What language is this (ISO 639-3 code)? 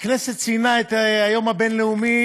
heb